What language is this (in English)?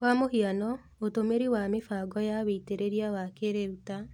Kikuyu